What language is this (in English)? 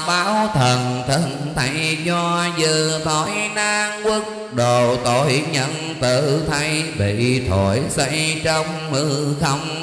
Vietnamese